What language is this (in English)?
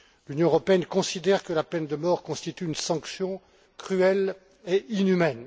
French